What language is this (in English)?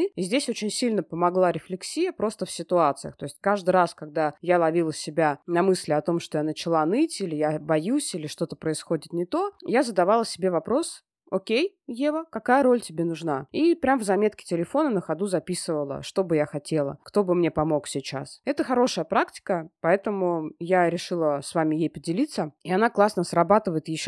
Russian